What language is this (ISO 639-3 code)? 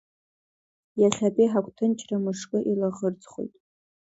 abk